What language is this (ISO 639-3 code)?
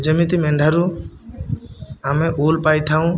ori